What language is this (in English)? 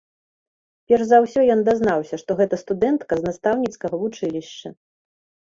Belarusian